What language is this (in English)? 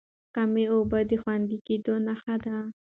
Pashto